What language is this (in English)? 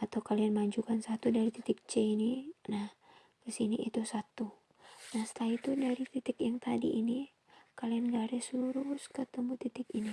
Indonesian